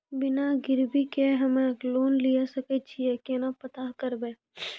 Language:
Maithili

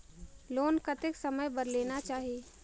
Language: Chhattisgarhi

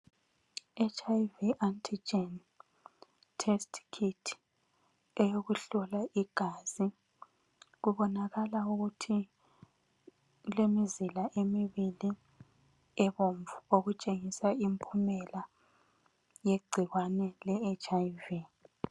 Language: North Ndebele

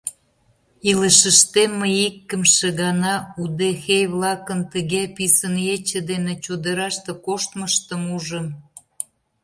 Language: Mari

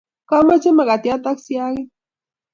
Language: Kalenjin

